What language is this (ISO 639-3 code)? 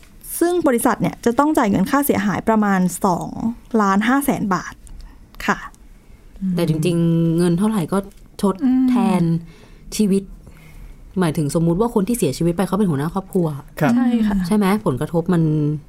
tha